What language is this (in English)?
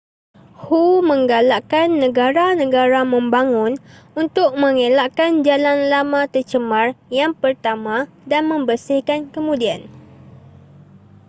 Malay